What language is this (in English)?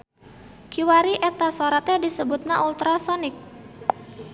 Sundanese